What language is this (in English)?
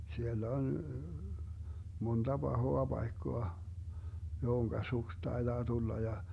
Finnish